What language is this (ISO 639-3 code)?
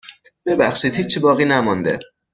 fas